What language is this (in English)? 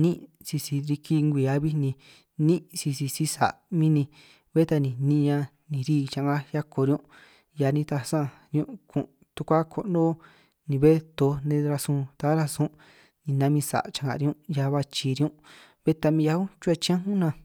San Martín Itunyoso Triqui